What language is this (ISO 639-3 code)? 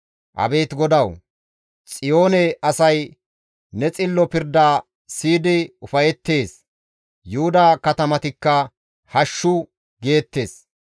gmv